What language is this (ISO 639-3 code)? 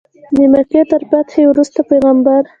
pus